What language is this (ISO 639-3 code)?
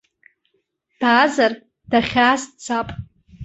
abk